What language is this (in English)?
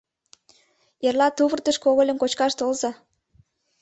Mari